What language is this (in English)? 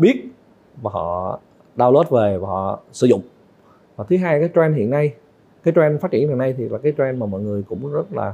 Vietnamese